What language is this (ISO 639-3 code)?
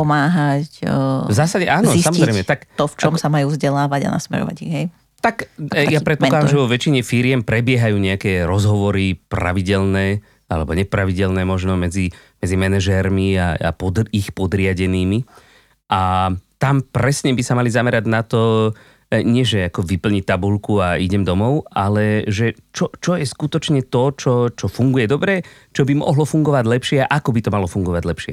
slk